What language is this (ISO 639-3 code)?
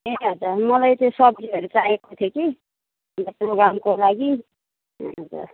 nep